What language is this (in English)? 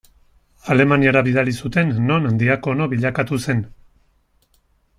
Basque